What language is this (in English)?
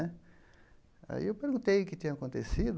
Portuguese